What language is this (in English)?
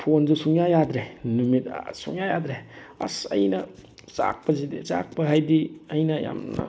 Manipuri